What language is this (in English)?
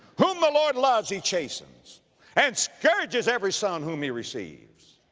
English